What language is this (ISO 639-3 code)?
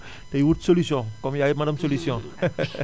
wol